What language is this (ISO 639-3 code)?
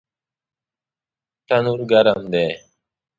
pus